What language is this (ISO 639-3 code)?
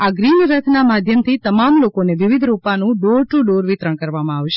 guj